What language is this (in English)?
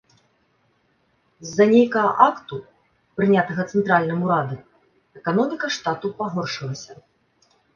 Belarusian